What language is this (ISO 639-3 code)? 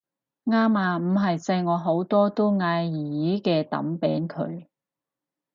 yue